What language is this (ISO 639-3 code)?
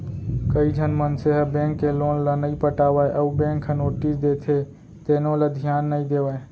hne